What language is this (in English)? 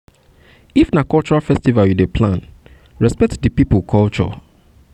Nigerian Pidgin